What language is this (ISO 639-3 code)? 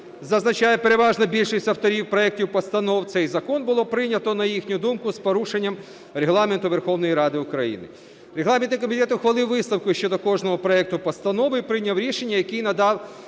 ukr